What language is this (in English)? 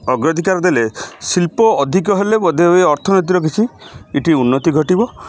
Odia